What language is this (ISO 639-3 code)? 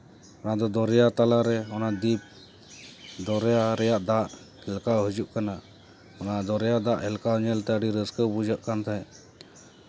sat